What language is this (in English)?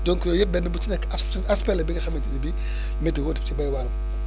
Wolof